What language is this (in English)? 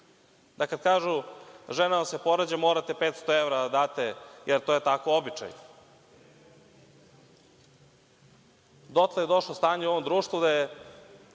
Serbian